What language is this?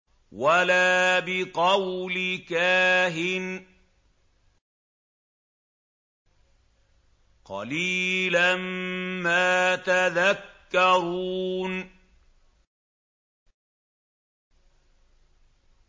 Arabic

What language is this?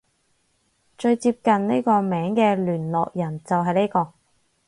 Cantonese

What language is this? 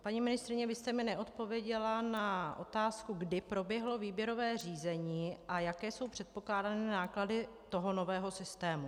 Czech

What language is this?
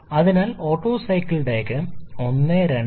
Malayalam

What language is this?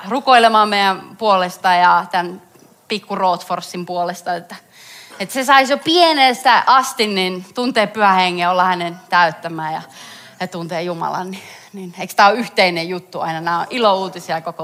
Finnish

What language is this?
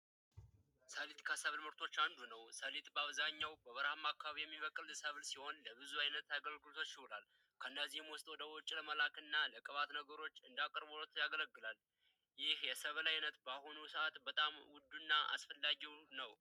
Amharic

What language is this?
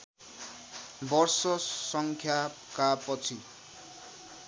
Nepali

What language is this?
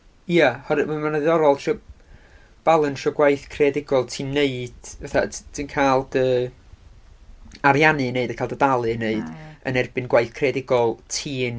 Welsh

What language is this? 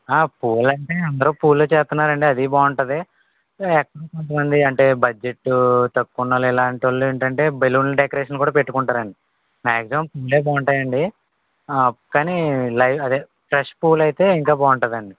Telugu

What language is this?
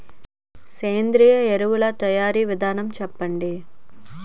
Telugu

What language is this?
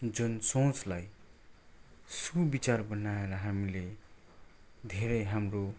Nepali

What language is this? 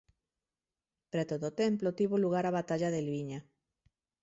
Galician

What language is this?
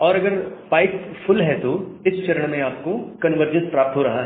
Hindi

